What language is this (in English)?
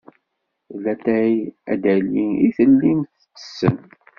Kabyle